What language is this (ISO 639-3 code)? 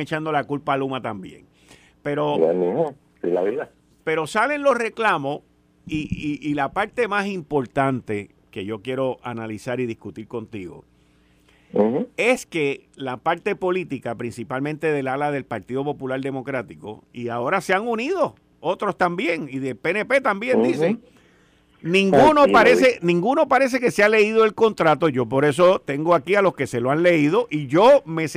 spa